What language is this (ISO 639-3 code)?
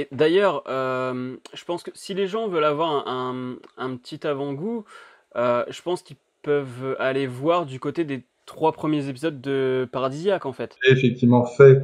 fra